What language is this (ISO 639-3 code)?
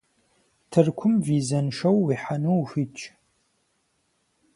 kbd